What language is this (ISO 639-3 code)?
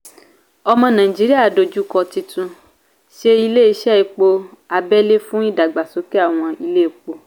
yor